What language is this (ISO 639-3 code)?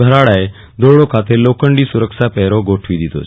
guj